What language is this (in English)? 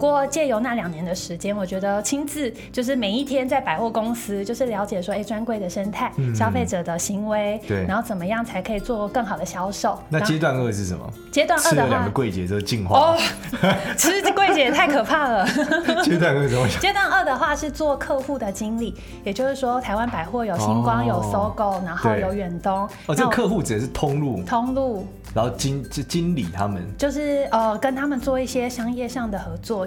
Chinese